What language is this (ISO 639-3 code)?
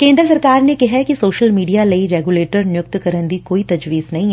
pan